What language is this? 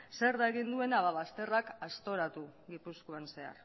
Basque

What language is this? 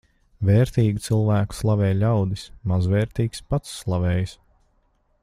Latvian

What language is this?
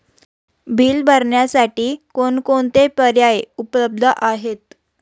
Marathi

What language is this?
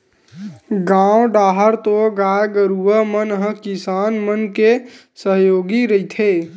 Chhattisgarhi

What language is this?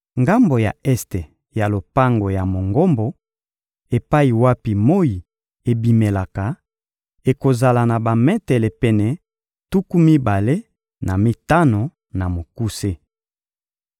Lingala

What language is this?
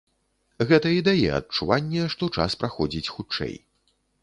Belarusian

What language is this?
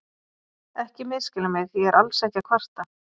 Icelandic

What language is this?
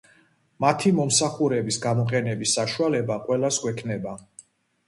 Georgian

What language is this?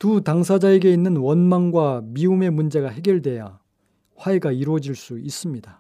Korean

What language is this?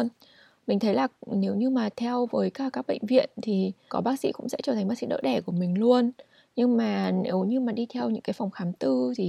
Vietnamese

